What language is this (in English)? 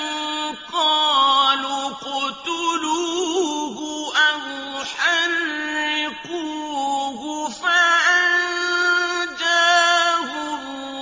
Arabic